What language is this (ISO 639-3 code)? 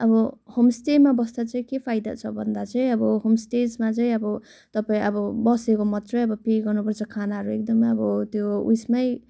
nep